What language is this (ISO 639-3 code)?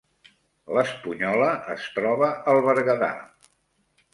cat